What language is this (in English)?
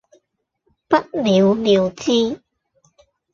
Cantonese